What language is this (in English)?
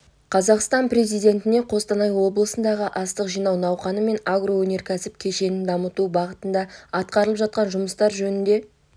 Kazakh